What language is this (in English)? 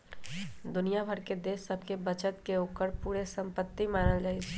Magahi